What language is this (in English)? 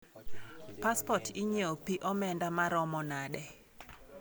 Luo (Kenya and Tanzania)